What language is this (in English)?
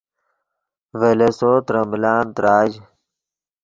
Yidgha